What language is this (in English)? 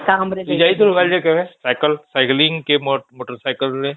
Odia